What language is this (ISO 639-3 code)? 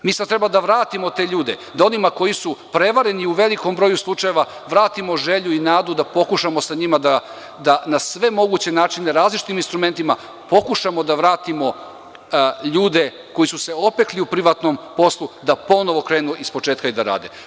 srp